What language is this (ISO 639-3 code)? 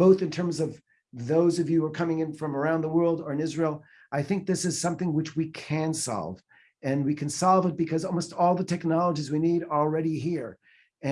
eng